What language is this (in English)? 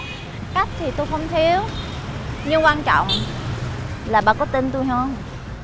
Vietnamese